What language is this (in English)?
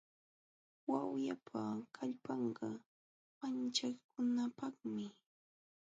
Jauja Wanca Quechua